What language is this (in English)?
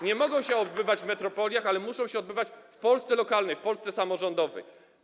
Polish